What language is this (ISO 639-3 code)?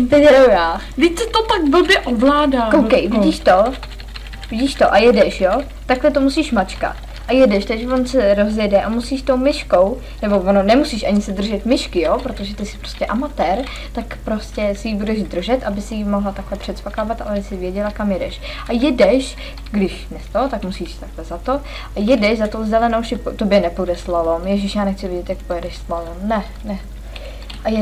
ces